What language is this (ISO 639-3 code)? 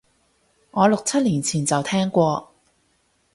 yue